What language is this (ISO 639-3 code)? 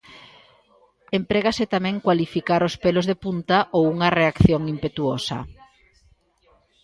glg